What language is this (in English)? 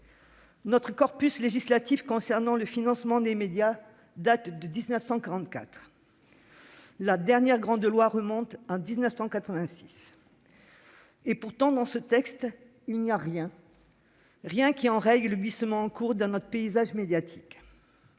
French